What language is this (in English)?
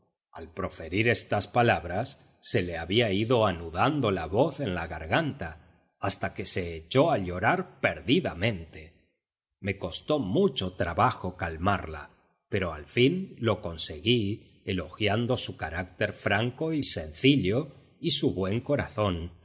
Spanish